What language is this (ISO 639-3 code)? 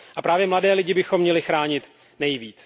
ces